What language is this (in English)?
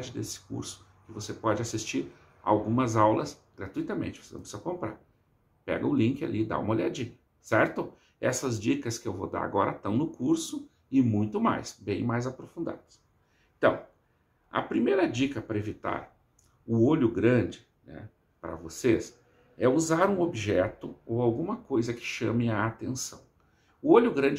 Portuguese